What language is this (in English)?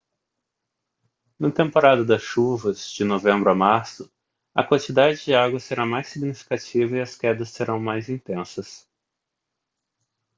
Portuguese